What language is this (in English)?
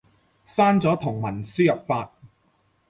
Cantonese